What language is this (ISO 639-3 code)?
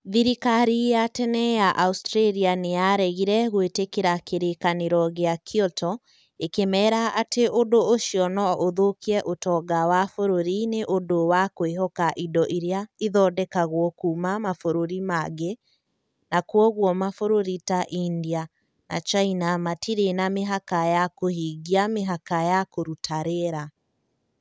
kik